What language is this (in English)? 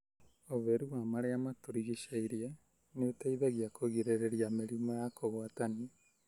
Kikuyu